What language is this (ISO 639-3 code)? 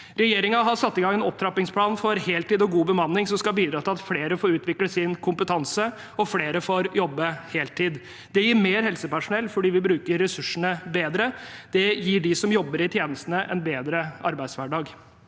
nor